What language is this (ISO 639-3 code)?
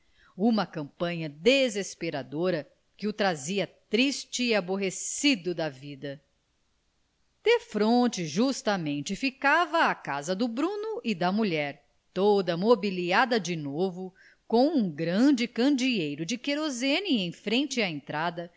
por